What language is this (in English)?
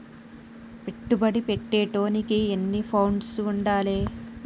Telugu